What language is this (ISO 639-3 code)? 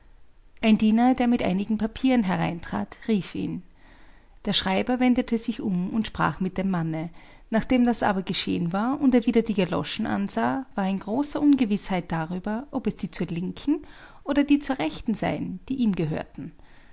deu